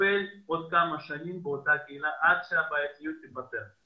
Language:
Hebrew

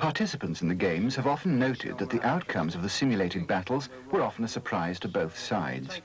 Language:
English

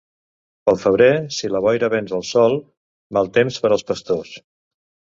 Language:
Catalan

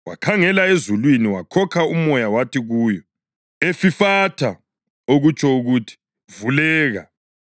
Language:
North Ndebele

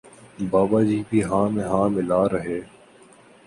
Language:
Urdu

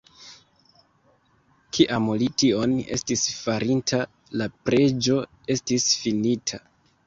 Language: Esperanto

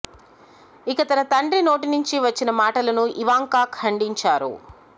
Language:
Telugu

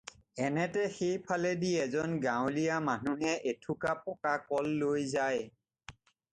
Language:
Assamese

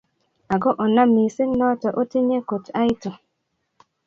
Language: Kalenjin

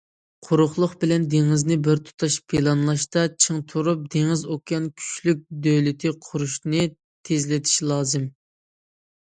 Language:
Uyghur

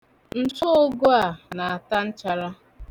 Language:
Igbo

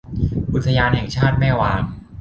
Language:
Thai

